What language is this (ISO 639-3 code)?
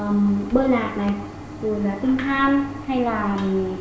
vie